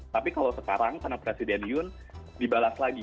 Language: Indonesian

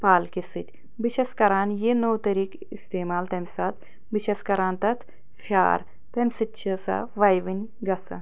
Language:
Kashmiri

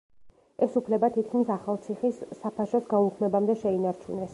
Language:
Georgian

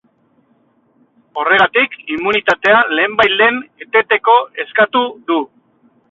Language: Basque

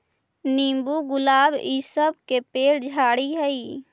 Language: Magahi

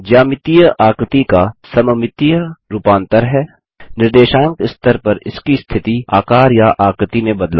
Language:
Hindi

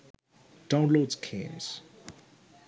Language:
Sinhala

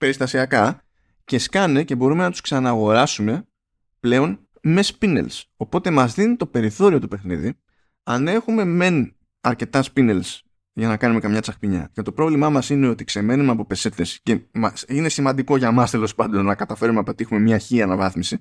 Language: Greek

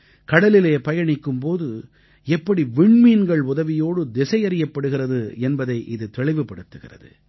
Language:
Tamil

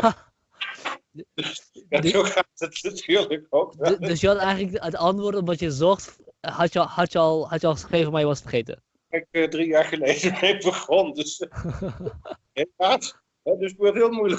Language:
Dutch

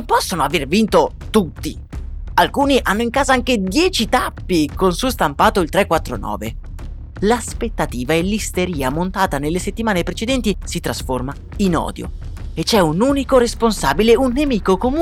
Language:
Italian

